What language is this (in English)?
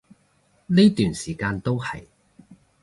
Cantonese